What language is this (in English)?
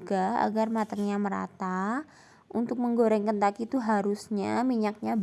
Indonesian